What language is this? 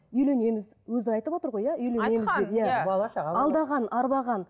Kazakh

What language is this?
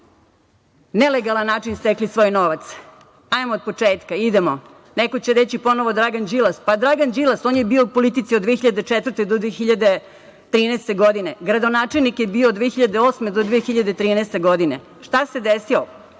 Serbian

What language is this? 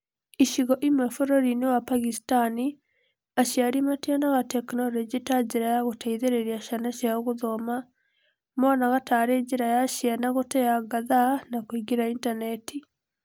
Kikuyu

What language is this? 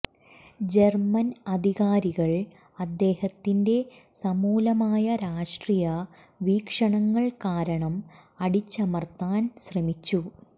Malayalam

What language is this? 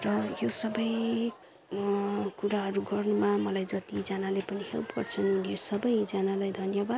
Nepali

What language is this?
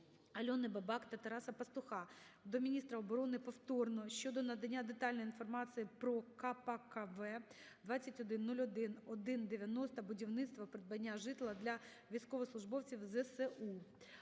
Ukrainian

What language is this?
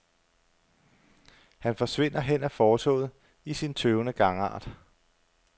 Danish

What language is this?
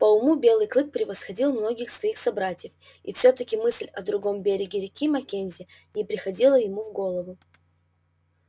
Russian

